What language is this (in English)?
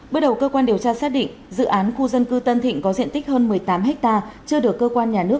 Vietnamese